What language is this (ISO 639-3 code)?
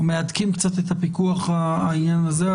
heb